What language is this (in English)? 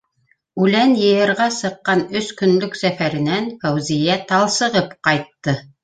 Bashkir